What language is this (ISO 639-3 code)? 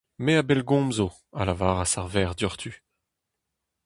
bre